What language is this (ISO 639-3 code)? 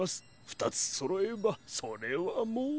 jpn